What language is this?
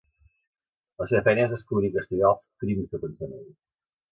Catalan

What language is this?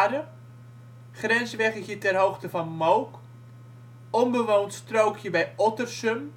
Dutch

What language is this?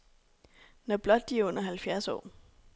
Danish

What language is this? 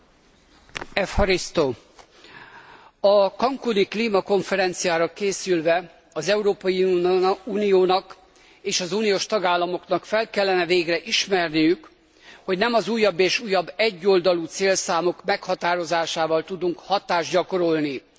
Hungarian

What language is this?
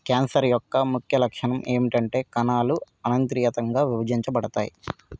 Telugu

